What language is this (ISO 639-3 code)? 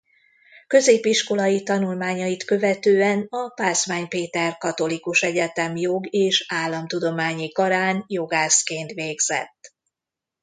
hun